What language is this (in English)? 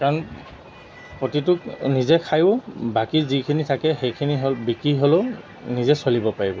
Assamese